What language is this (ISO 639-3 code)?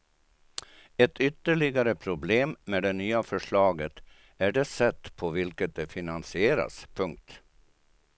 swe